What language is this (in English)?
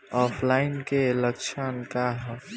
Bhojpuri